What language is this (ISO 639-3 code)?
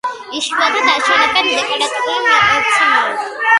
kat